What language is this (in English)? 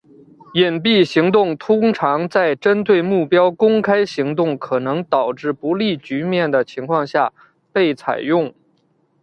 Chinese